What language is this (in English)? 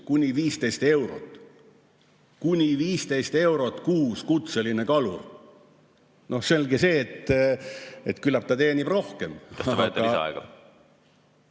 Estonian